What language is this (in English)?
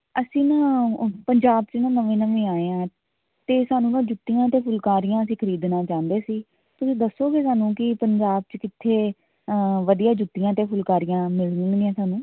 Punjabi